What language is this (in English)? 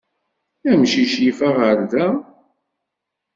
Kabyle